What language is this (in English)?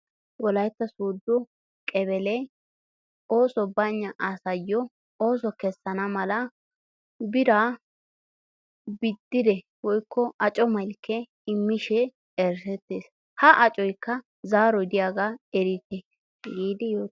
Wolaytta